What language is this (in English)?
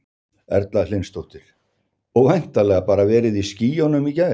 Icelandic